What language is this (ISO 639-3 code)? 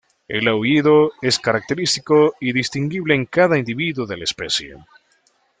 spa